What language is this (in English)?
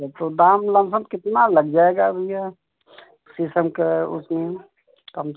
Hindi